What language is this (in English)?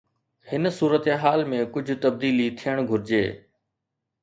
Sindhi